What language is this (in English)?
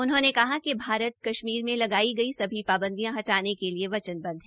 Hindi